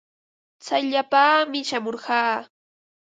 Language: Ambo-Pasco Quechua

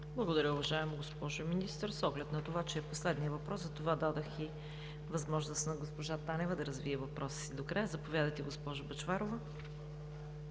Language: Bulgarian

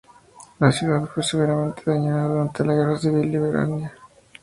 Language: Spanish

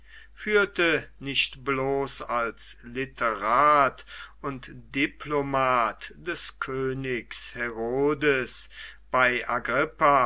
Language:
German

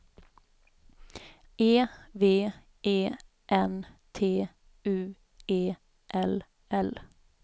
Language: Swedish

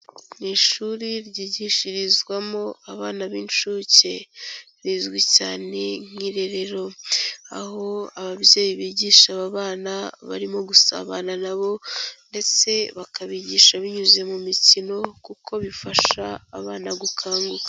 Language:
Kinyarwanda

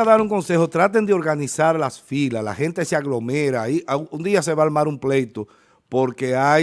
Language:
Spanish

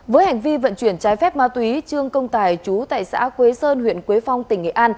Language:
Vietnamese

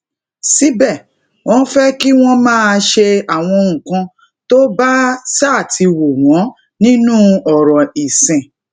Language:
Yoruba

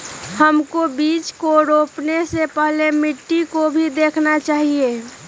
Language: Magahi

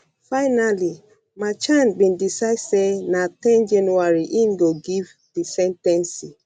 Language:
Nigerian Pidgin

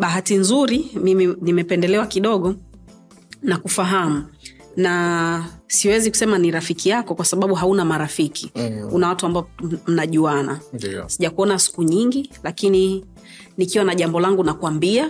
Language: Swahili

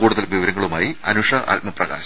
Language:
Malayalam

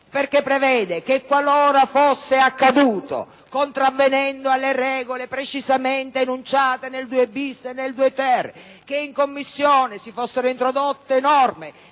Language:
Italian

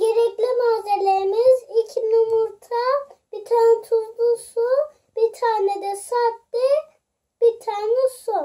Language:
Turkish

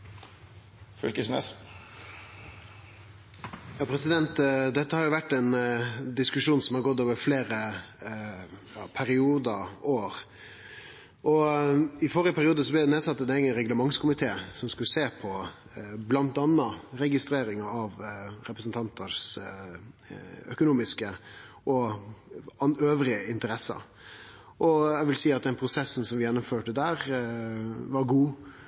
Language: Norwegian Nynorsk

